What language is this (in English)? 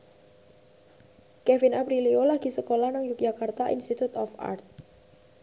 Javanese